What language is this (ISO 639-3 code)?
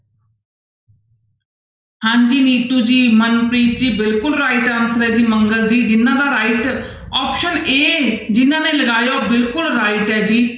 pan